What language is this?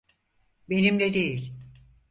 Turkish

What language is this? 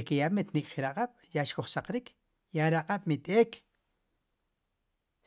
Sipacapense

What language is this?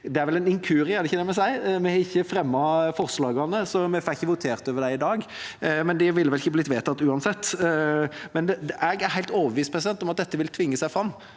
Norwegian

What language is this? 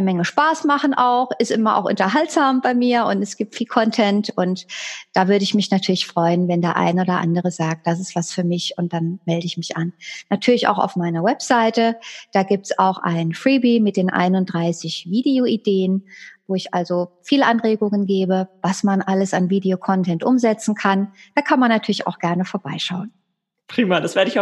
German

